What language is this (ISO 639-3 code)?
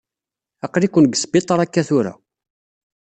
kab